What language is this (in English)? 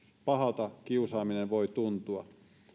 Finnish